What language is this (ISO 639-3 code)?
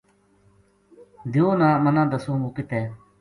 gju